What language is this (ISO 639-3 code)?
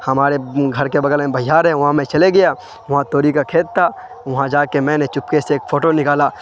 urd